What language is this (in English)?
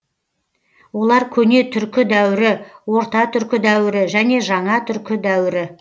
Kazakh